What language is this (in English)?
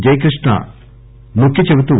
Telugu